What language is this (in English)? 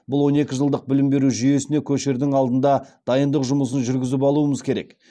Kazakh